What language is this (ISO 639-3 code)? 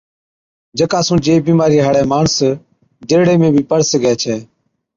odk